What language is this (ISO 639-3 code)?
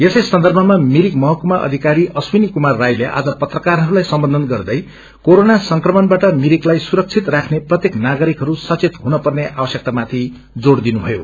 nep